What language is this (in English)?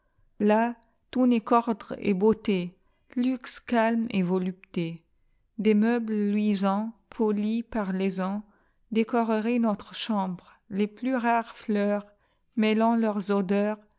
French